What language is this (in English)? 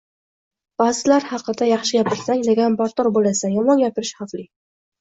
Uzbek